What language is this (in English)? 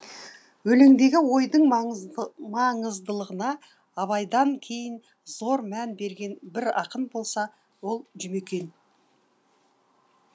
Kazakh